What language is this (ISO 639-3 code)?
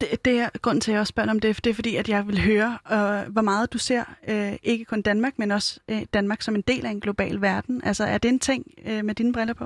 dan